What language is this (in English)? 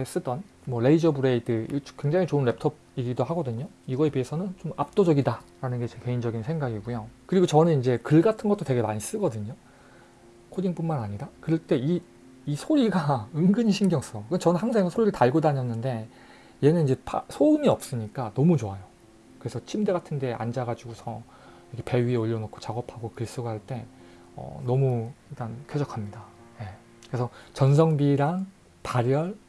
Korean